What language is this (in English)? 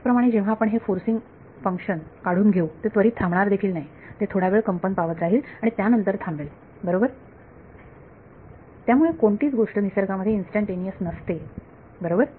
Marathi